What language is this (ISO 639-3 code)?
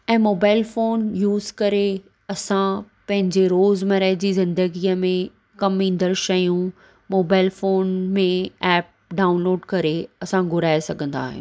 snd